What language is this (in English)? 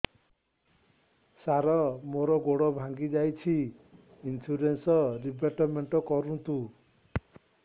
Odia